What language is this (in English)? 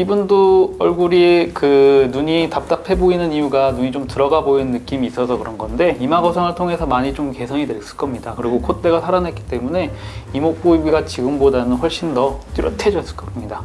Korean